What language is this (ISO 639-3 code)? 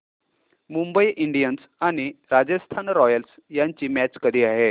mar